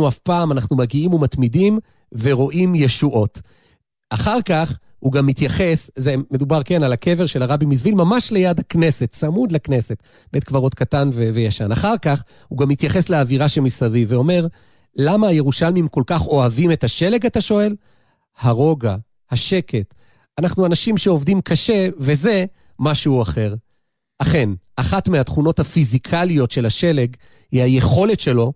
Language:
Hebrew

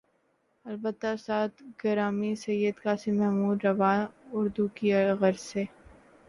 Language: Urdu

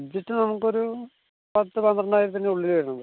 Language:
Malayalam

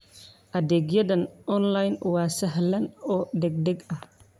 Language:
Somali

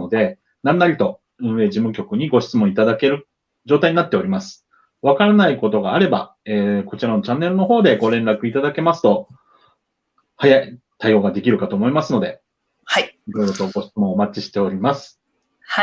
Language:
Japanese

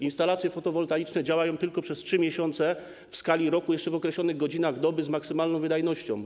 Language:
Polish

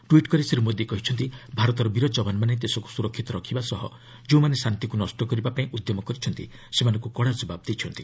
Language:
Odia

